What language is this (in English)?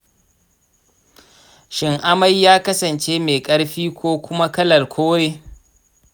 Hausa